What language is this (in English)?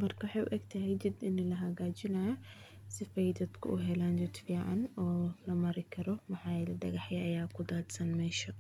Somali